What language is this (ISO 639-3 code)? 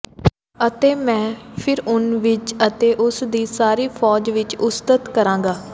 pan